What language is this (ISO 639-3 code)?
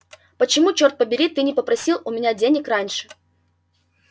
rus